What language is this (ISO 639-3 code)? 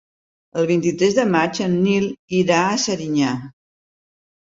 cat